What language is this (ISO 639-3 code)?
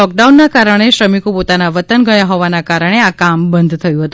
guj